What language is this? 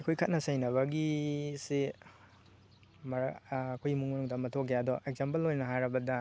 Manipuri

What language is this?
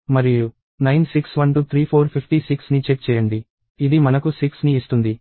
Telugu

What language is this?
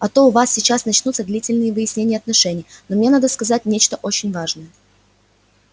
Russian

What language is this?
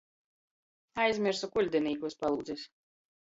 Latgalian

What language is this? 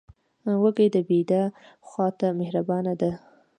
Pashto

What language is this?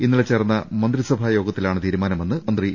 Malayalam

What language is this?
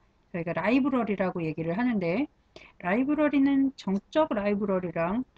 Korean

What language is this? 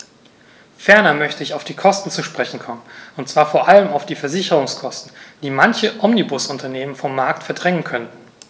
German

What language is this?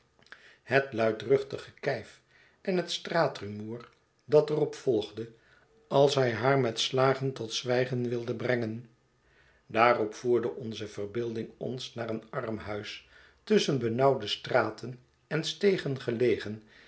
Dutch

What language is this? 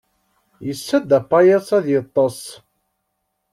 Kabyle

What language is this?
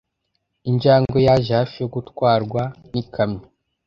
Kinyarwanda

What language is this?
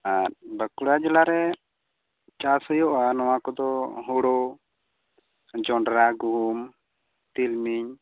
Santali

